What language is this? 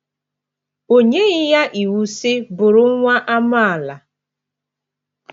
Igbo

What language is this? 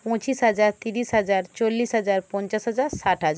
Bangla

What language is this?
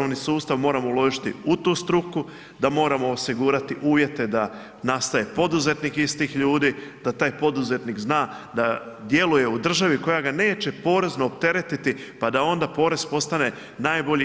Croatian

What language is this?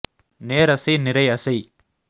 Tamil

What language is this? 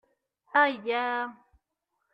Kabyle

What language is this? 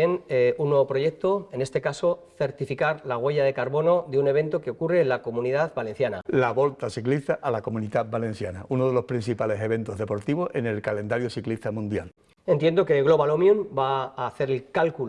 Spanish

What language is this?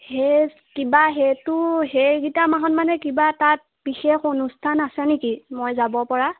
Assamese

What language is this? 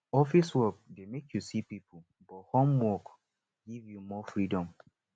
Nigerian Pidgin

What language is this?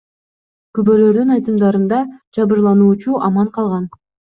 Kyrgyz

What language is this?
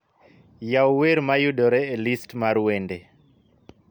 Luo (Kenya and Tanzania)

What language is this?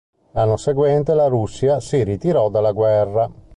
Italian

